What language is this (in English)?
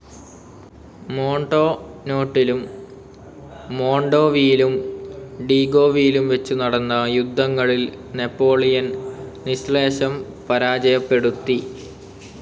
Malayalam